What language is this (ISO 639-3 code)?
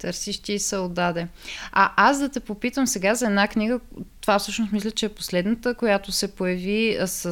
bul